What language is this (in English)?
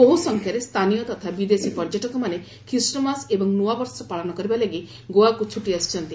Odia